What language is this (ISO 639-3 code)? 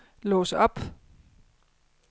dan